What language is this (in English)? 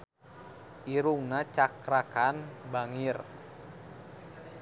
Sundanese